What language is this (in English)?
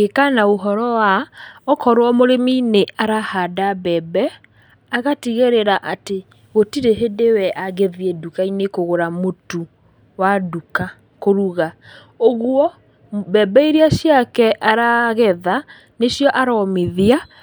Kikuyu